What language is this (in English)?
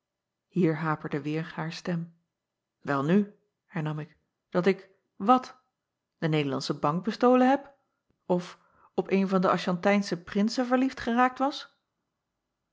Dutch